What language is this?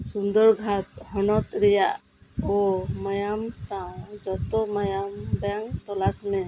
Santali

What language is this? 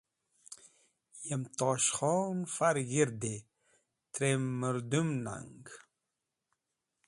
Wakhi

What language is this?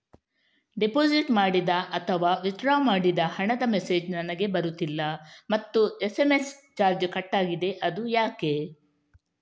Kannada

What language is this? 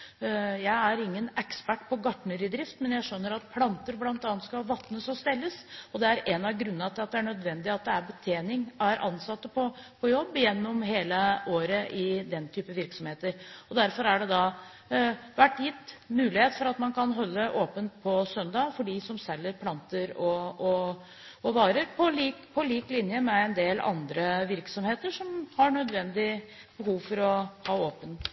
Norwegian Bokmål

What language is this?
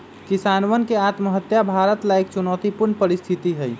Magahi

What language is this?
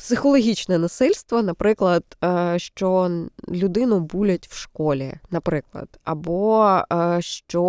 Ukrainian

